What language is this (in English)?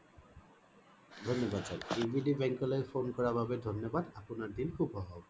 Assamese